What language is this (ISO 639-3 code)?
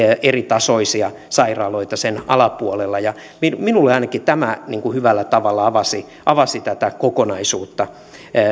fin